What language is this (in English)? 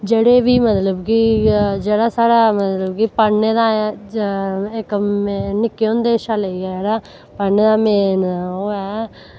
Dogri